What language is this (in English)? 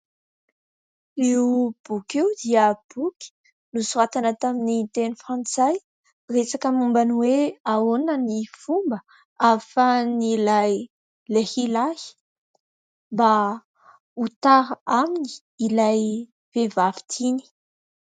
Malagasy